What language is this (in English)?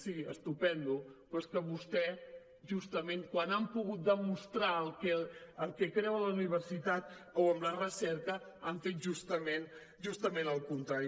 Catalan